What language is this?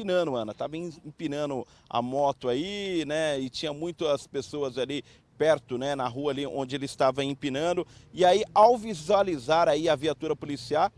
Portuguese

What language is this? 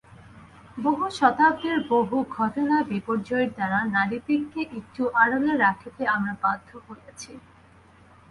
Bangla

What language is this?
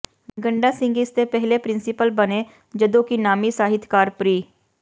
Punjabi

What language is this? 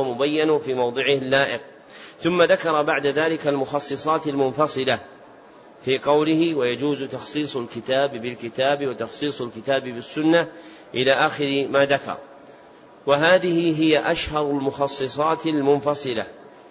Arabic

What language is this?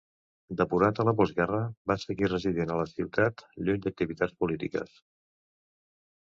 Catalan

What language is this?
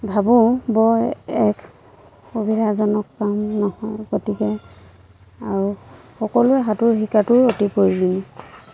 Assamese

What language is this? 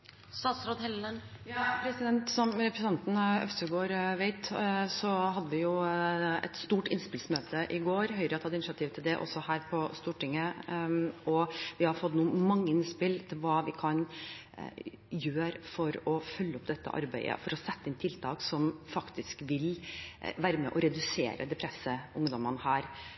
Norwegian Bokmål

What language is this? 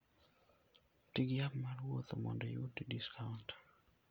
Luo (Kenya and Tanzania)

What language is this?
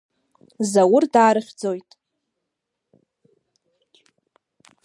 Abkhazian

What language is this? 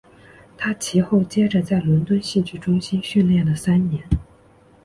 Chinese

